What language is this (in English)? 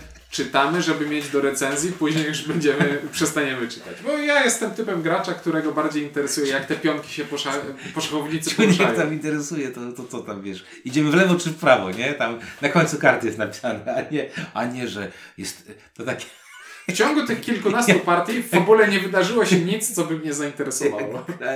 Polish